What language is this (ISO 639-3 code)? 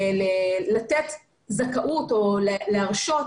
heb